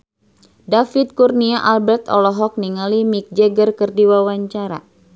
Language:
Sundanese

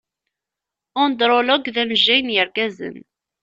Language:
Kabyle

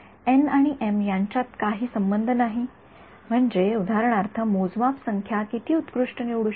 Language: Marathi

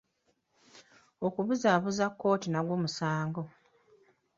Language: Ganda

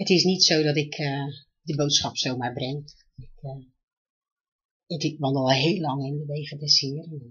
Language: Dutch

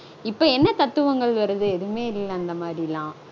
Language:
Tamil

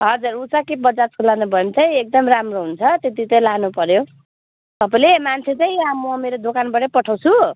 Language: Nepali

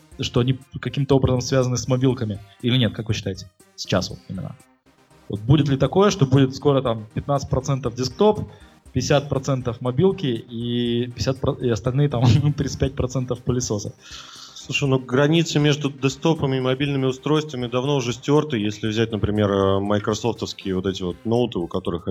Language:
Russian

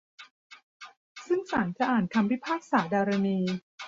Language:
Thai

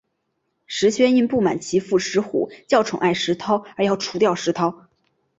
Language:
Chinese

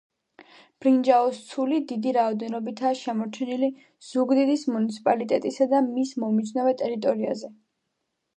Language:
Georgian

